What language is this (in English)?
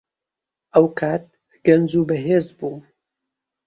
Central Kurdish